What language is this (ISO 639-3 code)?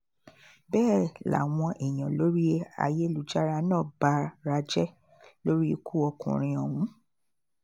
yor